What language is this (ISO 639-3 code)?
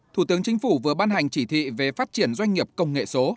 vie